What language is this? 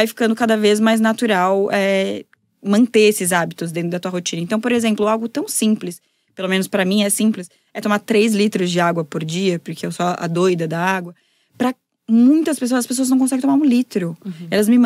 Portuguese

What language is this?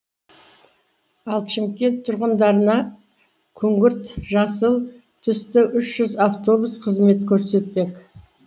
Kazakh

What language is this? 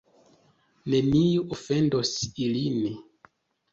Esperanto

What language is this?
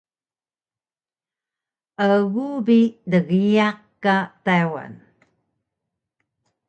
Taroko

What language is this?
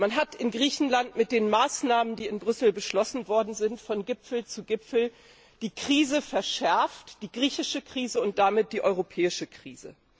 German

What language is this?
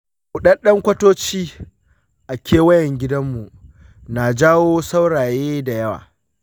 Hausa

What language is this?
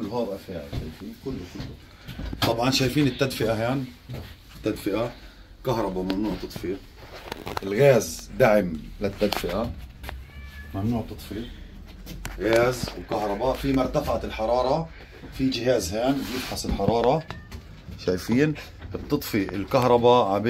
Arabic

